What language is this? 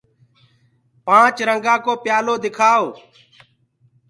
Gurgula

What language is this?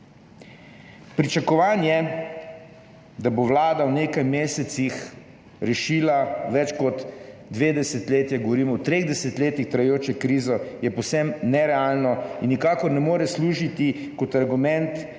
Slovenian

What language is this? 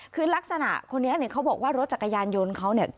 Thai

